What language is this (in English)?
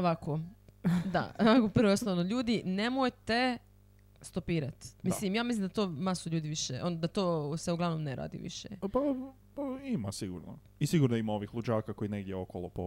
Croatian